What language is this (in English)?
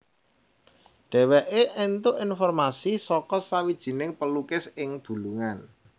Javanese